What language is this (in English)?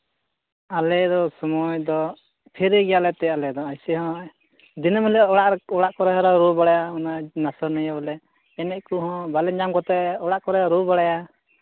Santali